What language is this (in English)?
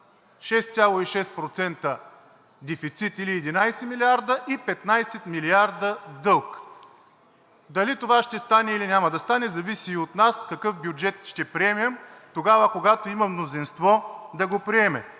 Bulgarian